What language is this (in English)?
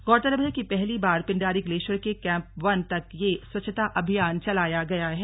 Hindi